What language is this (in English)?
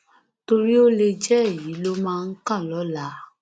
Yoruba